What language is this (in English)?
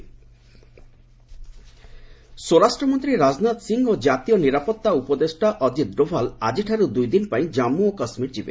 Odia